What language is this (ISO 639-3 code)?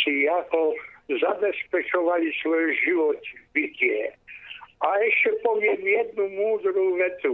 slk